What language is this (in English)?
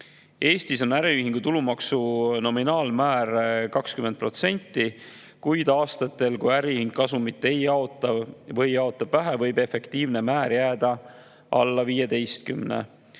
Estonian